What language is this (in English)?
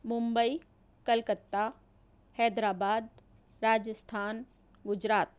Urdu